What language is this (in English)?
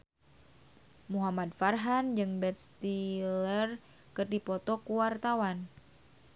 Sundanese